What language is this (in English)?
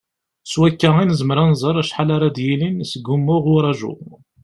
Kabyle